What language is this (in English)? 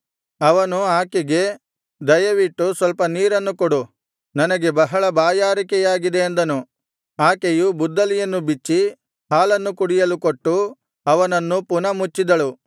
Kannada